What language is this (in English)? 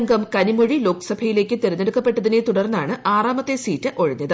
Malayalam